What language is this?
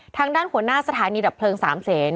Thai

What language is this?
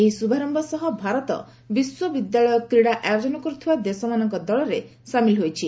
Odia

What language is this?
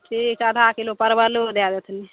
Maithili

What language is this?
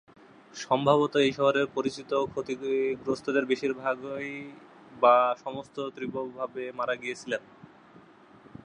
Bangla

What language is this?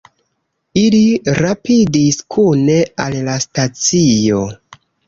Esperanto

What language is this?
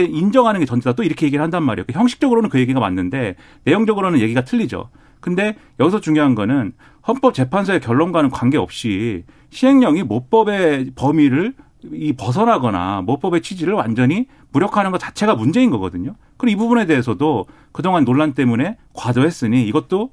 Korean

